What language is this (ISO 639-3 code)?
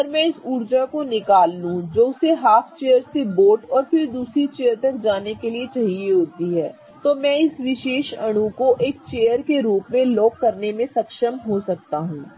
hin